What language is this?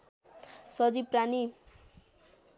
Nepali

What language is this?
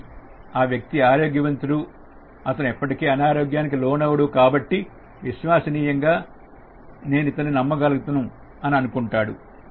Telugu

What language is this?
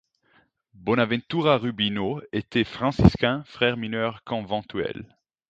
French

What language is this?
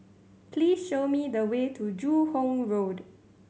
English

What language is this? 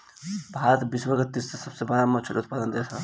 Bhojpuri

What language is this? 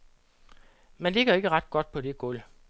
Danish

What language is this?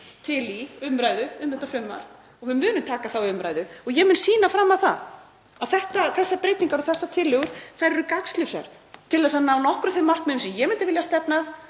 Icelandic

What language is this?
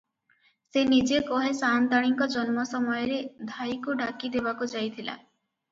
Odia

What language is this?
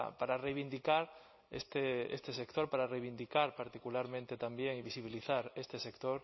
Spanish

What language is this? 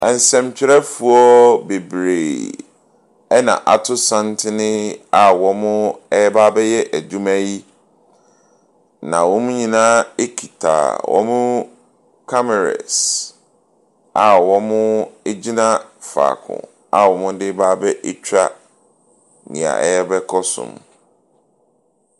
Akan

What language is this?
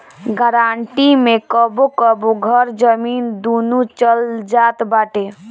Bhojpuri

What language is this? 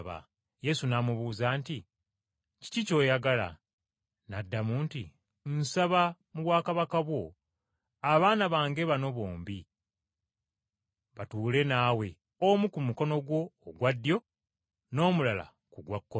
Ganda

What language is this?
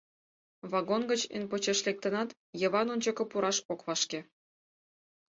Mari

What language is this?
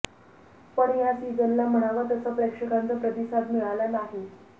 Marathi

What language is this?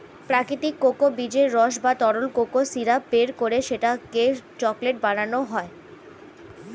Bangla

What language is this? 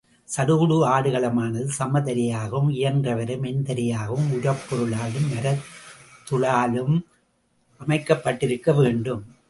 Tamil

